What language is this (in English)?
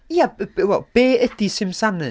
Welsh